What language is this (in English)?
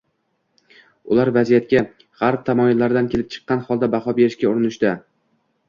Uzbek